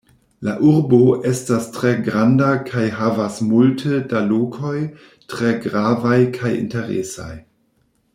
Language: Esperanto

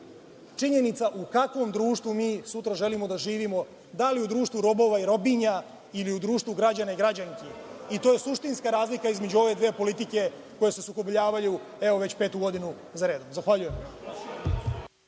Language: Serbian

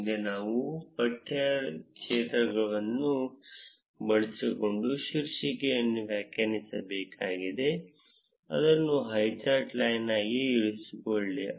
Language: Kannada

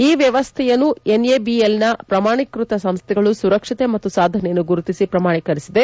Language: Kannada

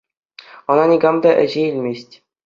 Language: Chuvash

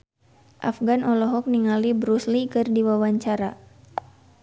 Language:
Sundanese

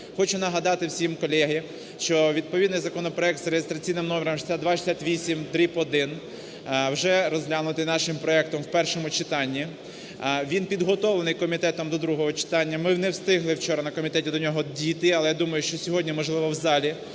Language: Ukrainian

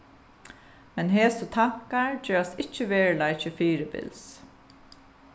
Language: Faroese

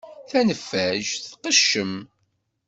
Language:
Kabyle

